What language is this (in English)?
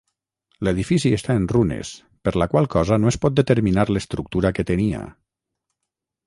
Catalan